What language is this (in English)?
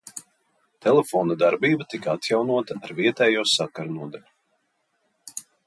Latvian